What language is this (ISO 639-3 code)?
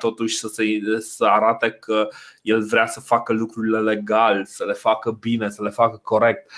ron